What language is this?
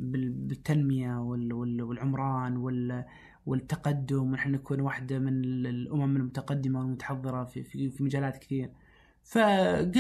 Arabic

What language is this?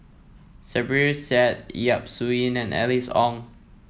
English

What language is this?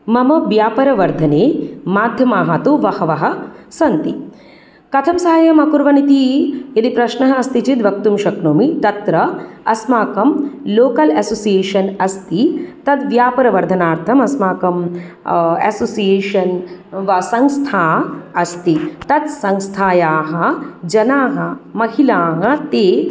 Sanskrit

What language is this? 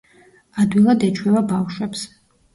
Georgian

